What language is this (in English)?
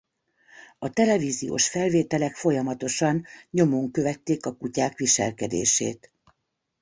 Hungarian